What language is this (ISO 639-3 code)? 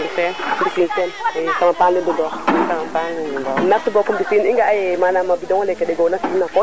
srr